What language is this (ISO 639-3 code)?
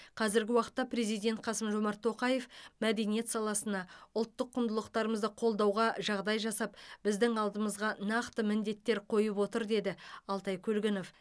kaz